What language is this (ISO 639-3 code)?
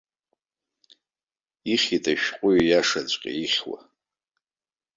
abk